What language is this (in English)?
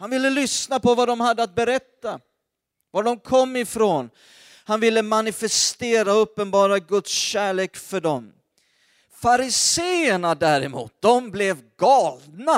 Swedish